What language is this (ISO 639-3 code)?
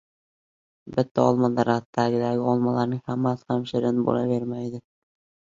uzb